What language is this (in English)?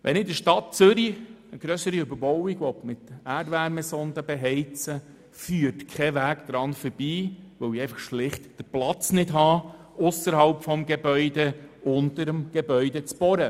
Swiss German